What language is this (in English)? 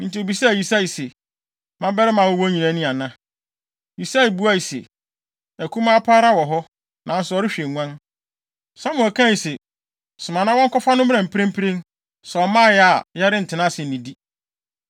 Akan